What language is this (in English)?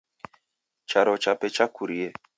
Taita